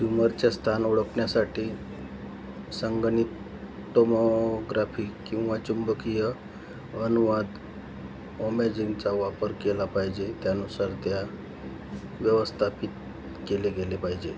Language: Marathi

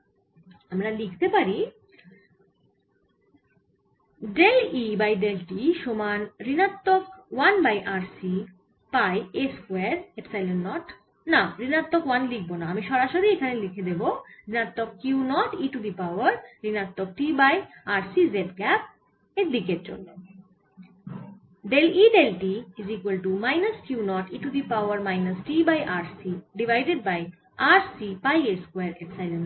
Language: Bangla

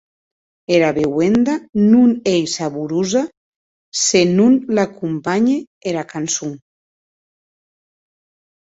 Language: Occitan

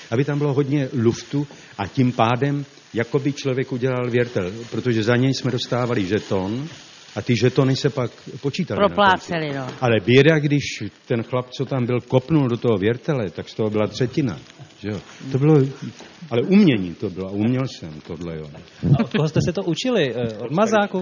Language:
Czech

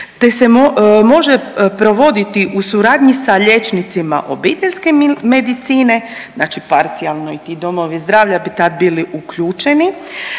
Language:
Croatian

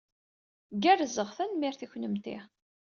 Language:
Kabyle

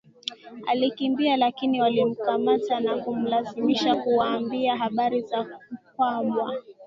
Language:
Swahili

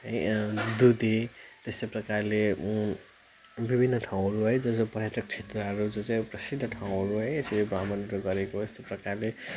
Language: Nepali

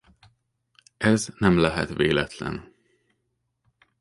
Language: Hungarian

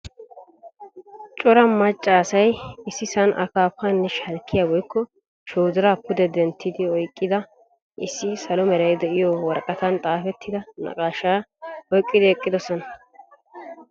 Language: Wolaytta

